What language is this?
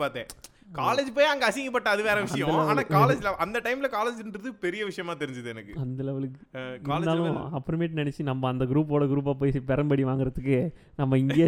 Tamil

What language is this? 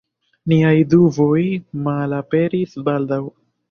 Esperanto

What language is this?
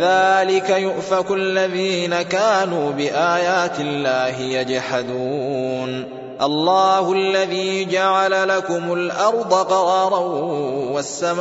Arabic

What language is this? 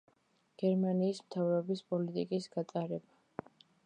Georgian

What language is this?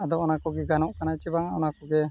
Santali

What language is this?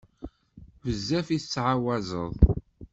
Kabyle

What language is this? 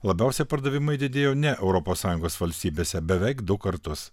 Lithuanian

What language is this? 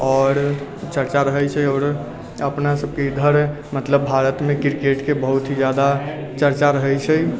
Maithili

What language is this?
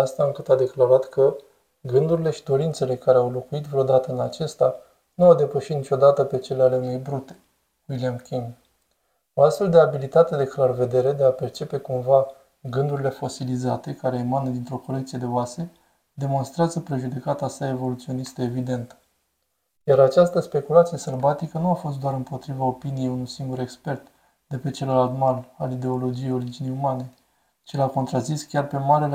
Romanian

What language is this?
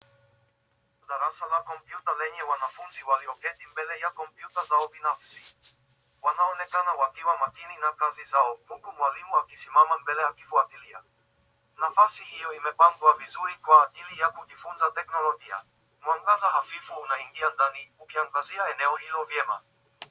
Swahili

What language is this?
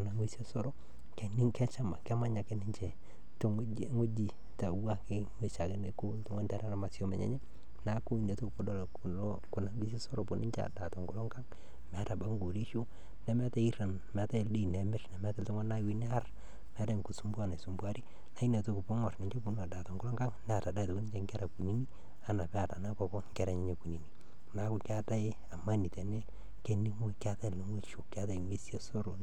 Masai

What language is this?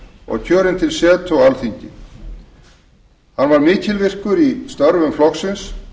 Icelandic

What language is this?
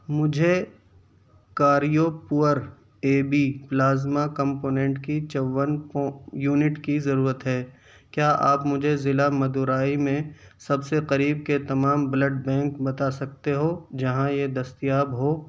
Urdu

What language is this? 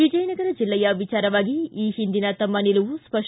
Kannada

